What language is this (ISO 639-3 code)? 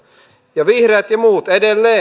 fin